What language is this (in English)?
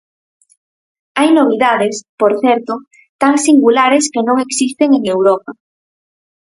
Galician